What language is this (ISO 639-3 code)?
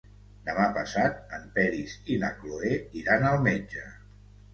cat